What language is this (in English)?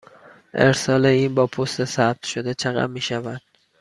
Persian